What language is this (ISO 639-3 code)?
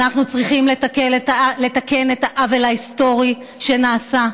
heb